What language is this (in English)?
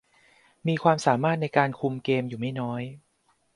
Thai